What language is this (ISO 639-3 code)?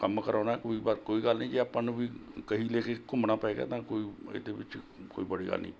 pan